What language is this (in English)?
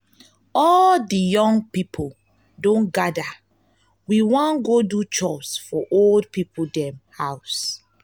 Nigerian Pidgin